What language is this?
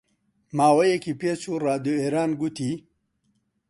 Central Kurdish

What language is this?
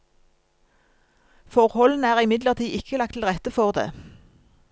Norwegian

